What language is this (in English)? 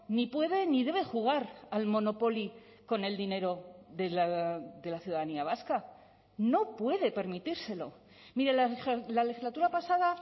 Spanish